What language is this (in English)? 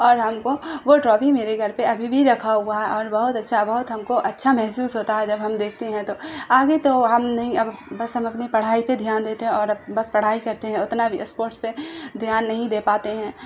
Urdu